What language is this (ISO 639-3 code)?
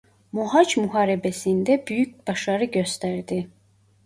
tur